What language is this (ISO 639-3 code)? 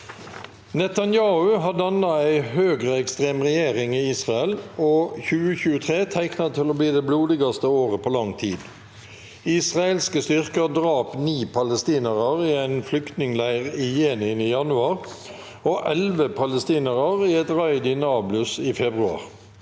nor